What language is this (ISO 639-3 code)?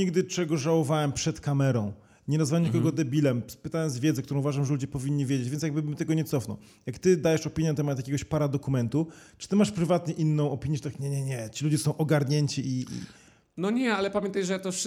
pol